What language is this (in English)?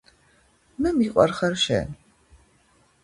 Georgian